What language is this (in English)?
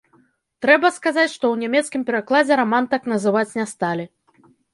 Belarusian